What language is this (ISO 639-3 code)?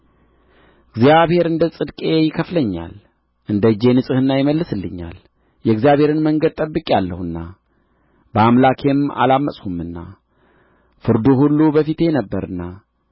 amh